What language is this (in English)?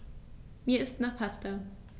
German